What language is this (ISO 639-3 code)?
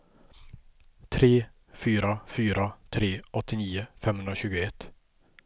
swe